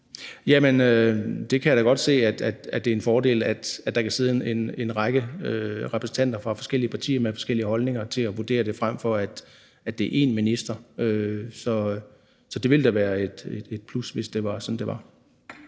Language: Danish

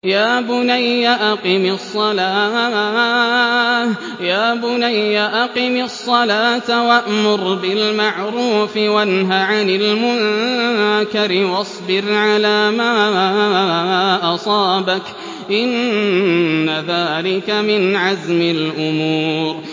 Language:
Arabic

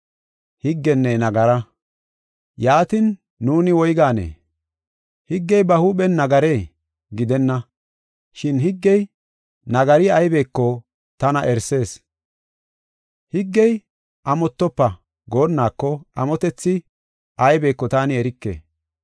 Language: Gofa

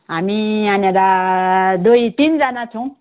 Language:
Nepali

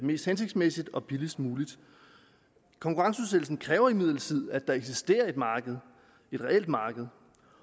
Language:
Danish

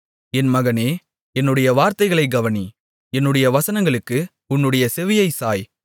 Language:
Tamil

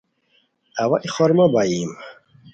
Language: Khowar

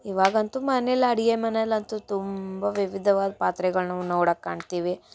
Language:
Kannada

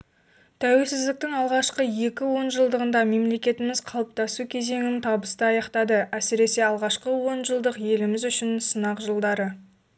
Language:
Kazakh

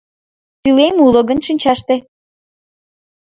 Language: Mari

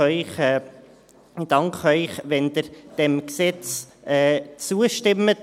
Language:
Swiss German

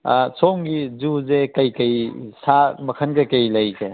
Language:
Manipuri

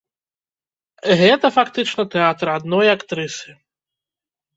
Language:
Belarusian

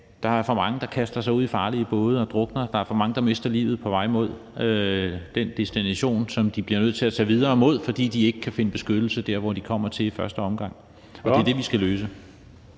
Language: Danish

